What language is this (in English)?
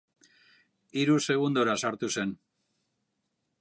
Basque